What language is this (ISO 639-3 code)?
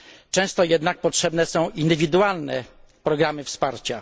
pol